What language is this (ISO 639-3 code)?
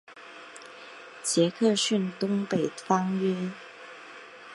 zho